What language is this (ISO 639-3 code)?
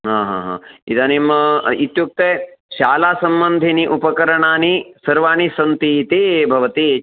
san